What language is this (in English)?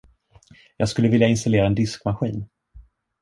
Swedish